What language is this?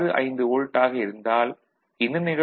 Tamil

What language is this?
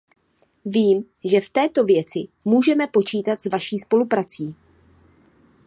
Czech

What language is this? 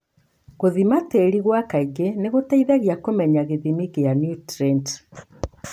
Kikuyu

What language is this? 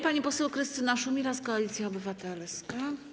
Polish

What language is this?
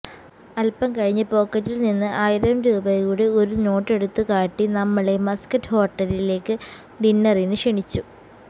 Malayalam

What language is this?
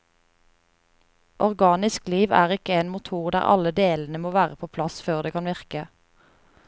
Norwegian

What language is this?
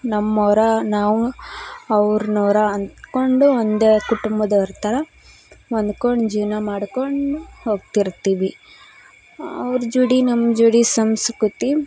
Kannada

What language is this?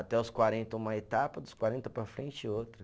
Portuguese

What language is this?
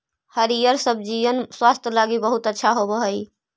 Magahi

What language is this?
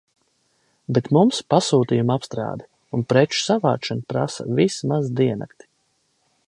Latvian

